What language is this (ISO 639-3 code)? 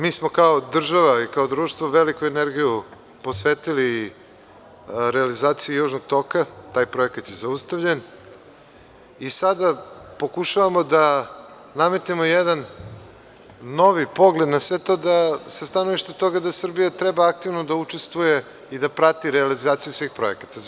srp